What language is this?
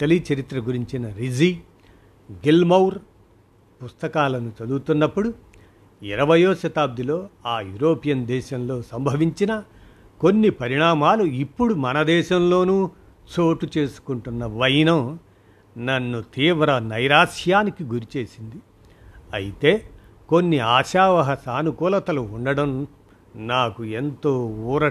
Telugu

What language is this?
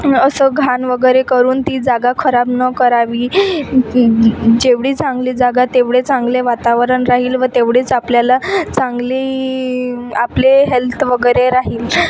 Marathi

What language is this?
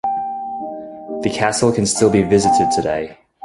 English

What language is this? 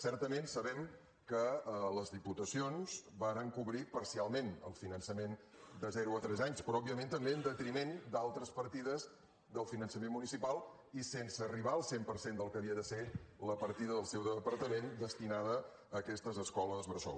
Catalan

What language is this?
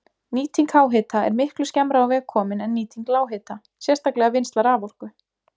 Icelandic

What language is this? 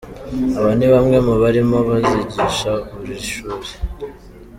Kinyarwanda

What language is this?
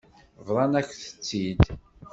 Kabyle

